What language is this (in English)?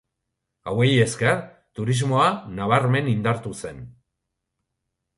Basque